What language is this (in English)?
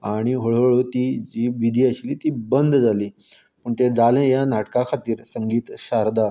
Konkani